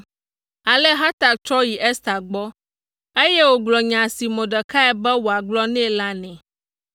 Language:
Ewe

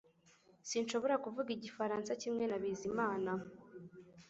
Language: Kinyarwanda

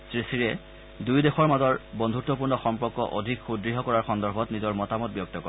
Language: Assamese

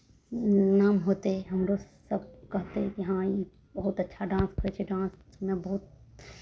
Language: Maithili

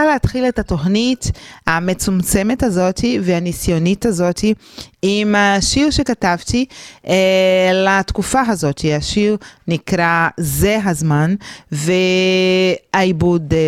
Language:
Hebrew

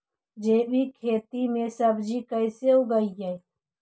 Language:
Magahi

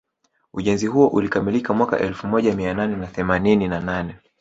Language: Swahili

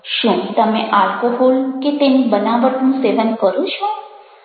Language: Gujarati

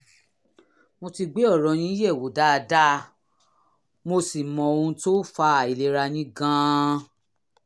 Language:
Yoruba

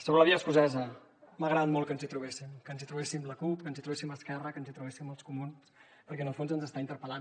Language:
Catalan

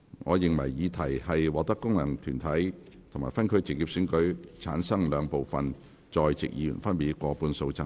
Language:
Cantonese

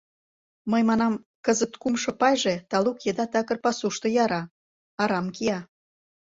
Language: Mari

